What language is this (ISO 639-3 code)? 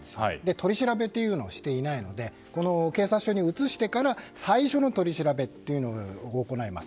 jpn